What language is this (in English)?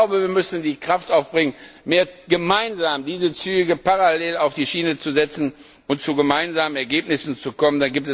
German